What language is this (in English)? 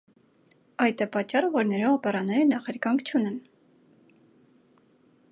Armenian